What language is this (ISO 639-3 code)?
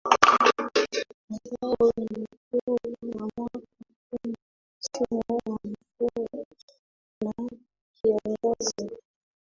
swa